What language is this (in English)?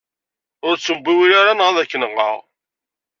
Kabyle